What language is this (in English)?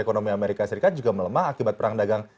Indonesian